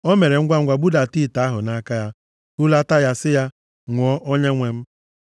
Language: Igbo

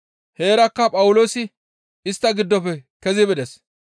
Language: Gamo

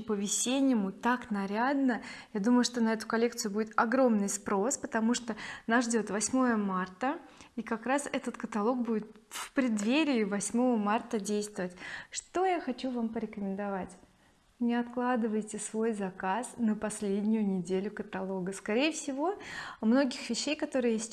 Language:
Russian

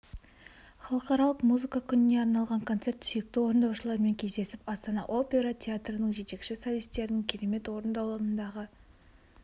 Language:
Kazakh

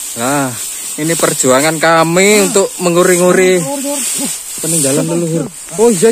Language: Indonesian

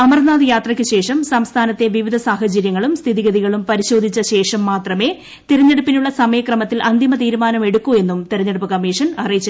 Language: Malayalam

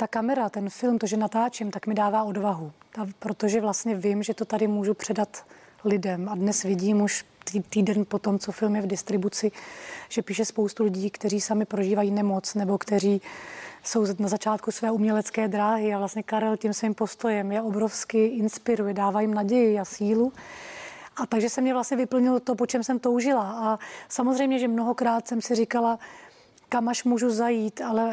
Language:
Czech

